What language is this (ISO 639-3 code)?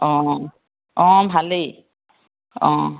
asm